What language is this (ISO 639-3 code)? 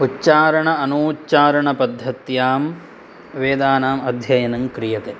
san